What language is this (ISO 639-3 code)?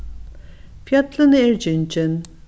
fao